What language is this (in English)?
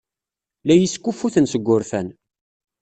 Kabyle